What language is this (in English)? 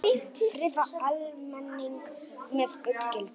Icelandic